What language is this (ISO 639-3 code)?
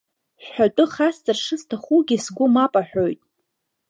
abk